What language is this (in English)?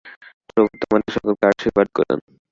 Bangla